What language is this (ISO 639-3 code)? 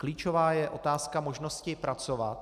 ces